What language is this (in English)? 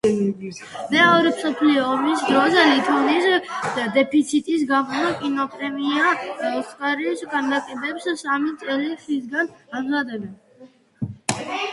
Georgian